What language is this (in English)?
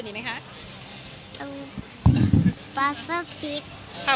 Thai